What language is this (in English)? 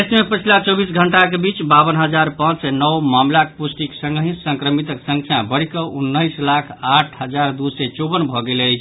Maithili